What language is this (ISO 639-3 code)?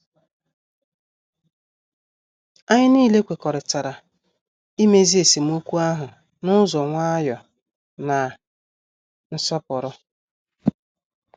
ibo